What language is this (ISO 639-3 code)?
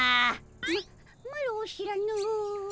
jpn